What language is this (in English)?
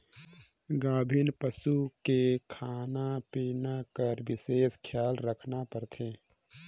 Chhattisgarhi